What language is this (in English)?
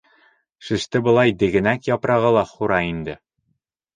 Bashkir